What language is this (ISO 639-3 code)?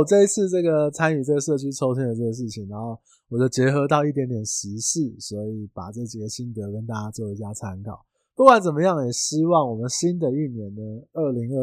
zho